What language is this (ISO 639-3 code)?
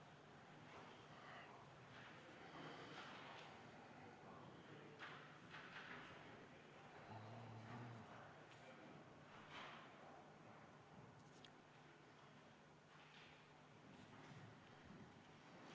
est